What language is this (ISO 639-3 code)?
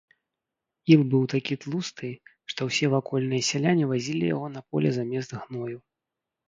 bel